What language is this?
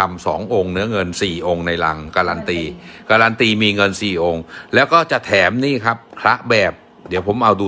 Thai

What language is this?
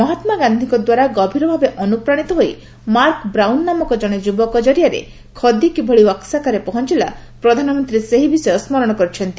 Odia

